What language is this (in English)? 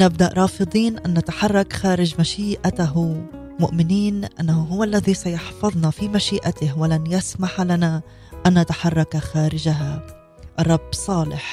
Arabic